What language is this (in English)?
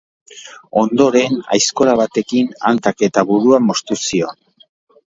Basque